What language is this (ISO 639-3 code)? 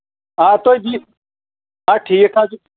kas